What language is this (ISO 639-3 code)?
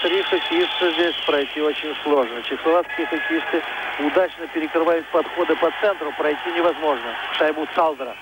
rus